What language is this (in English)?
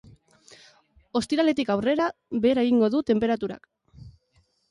Basque